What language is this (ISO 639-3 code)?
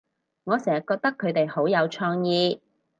yue